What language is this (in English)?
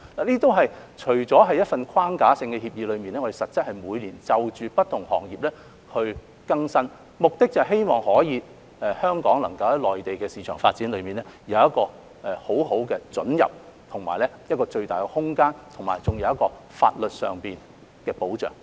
Cantonese